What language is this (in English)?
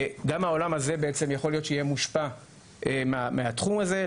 Hebrew